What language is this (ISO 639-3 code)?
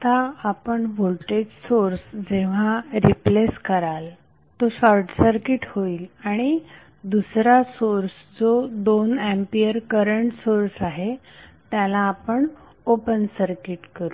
mar